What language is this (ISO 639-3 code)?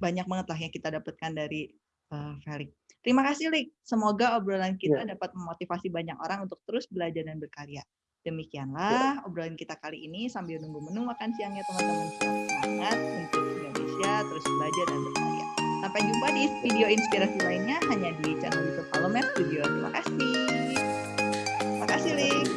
ind